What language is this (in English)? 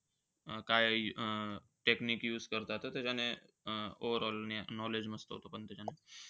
Marathi